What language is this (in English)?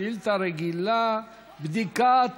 Hebrew